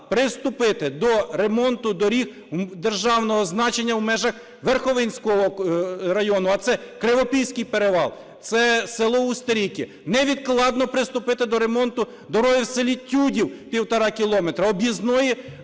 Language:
Ukrainian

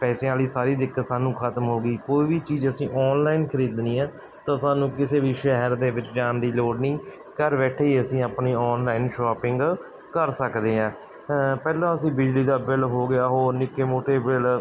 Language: Punjabi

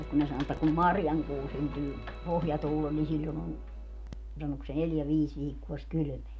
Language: Finnish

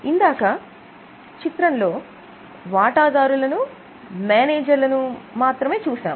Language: Telugu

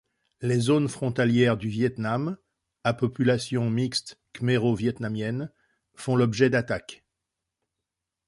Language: French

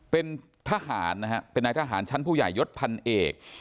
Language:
Thai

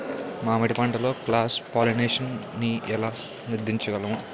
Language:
Telugu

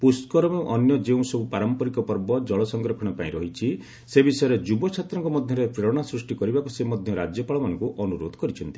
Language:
Odia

